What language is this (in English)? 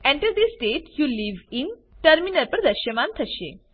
Gujarati